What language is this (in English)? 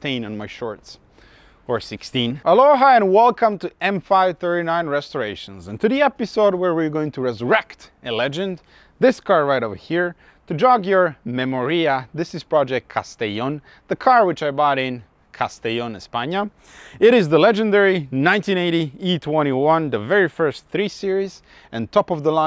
English